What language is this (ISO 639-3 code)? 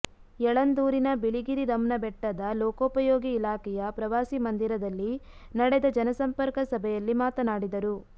kan